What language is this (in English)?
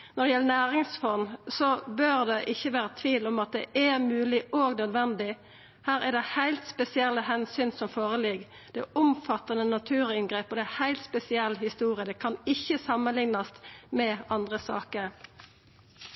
Norwegian Nynorsk